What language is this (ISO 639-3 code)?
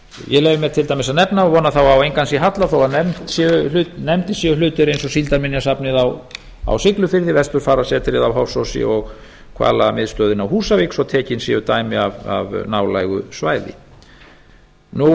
isl